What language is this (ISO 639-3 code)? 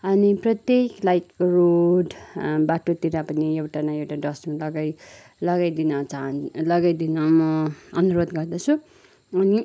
nep